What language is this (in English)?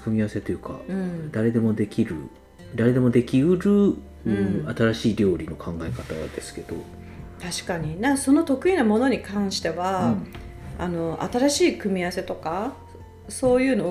Japanese